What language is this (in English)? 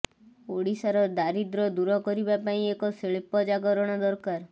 Odia